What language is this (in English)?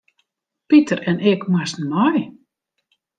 Western Frisian